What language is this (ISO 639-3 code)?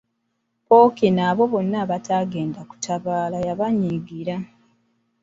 lug